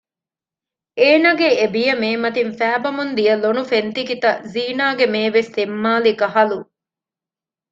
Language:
Divehi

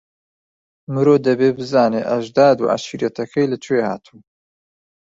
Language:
Central Kurdish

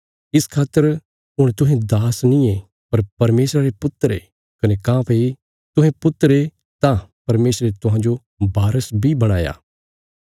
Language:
Bilaspuri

